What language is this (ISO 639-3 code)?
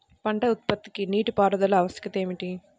tel